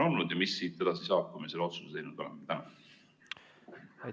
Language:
Estonian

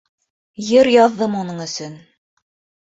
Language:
Bashkir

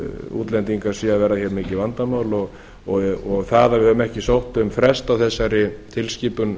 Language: Icelandic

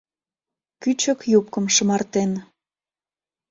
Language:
Mari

